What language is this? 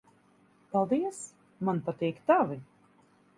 Latvian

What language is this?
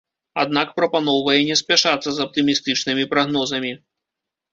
Belarusian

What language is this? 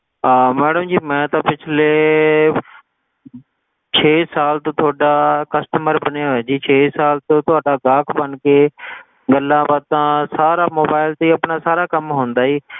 Punjabi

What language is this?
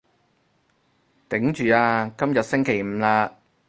Cantonese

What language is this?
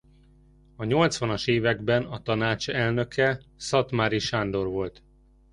Hungarian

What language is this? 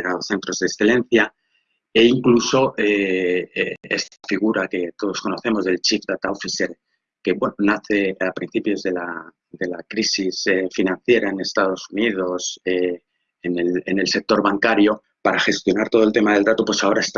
Spanish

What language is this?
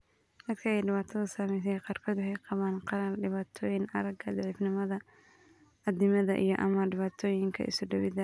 Somali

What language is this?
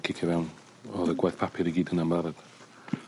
Welsh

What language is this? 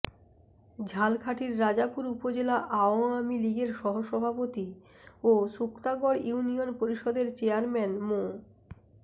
Bangla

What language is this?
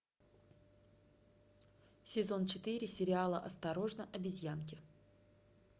Russian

